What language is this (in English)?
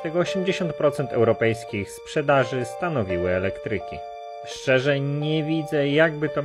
Polish